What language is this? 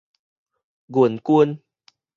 Min Nan Chinese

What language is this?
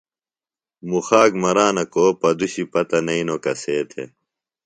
Phalura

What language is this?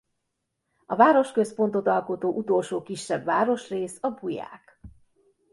Hungarian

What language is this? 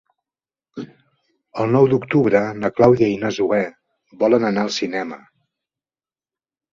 Catalan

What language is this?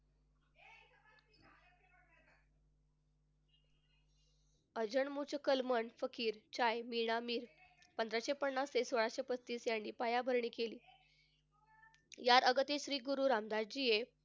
Marathi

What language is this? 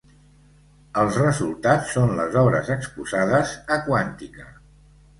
Catalan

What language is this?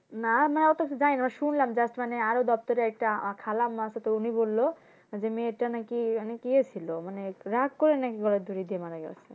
Bangla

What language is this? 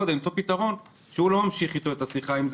Hebrew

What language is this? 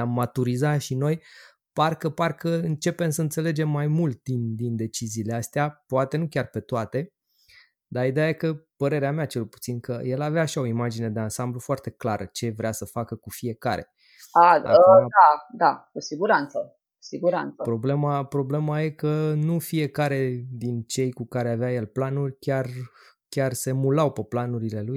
Romanian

